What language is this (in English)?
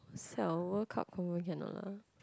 English